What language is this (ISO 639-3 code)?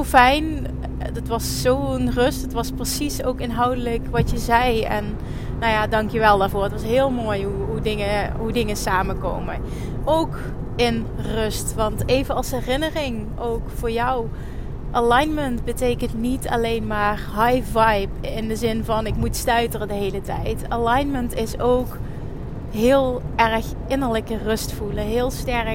nld